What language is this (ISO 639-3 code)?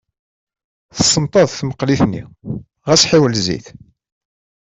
kab